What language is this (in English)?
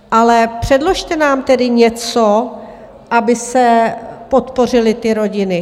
Czech